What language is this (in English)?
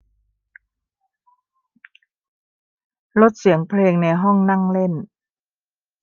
Thai